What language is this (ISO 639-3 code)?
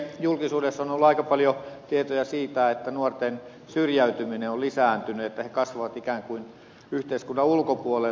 fin